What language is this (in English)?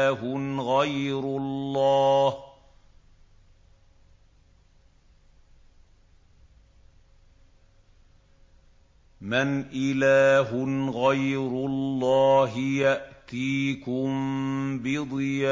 Arabic